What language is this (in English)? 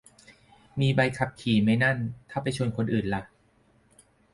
Thai